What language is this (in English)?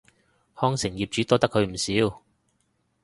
Cantonese